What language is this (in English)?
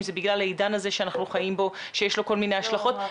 Hebrew